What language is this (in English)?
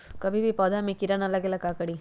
Magahi